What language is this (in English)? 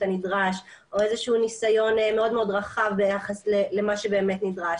Hebrew